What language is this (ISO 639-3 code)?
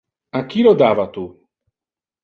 ina